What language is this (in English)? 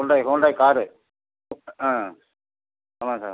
Tamil